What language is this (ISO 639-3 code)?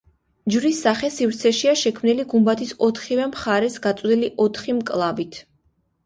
kat